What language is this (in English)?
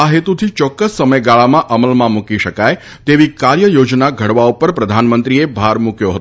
Gujarati